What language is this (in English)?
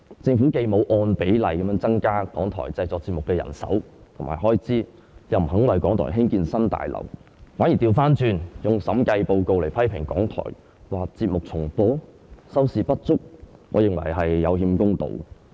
Cantonese